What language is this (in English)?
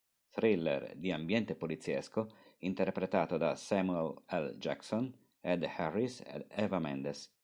Italian